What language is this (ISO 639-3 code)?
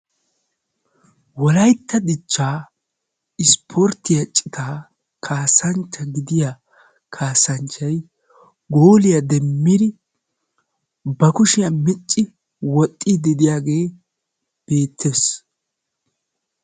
wal